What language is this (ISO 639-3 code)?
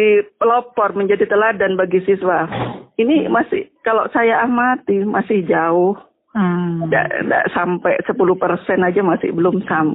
ind